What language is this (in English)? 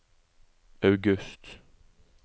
Norwegian